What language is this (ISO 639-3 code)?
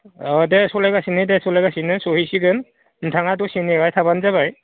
brx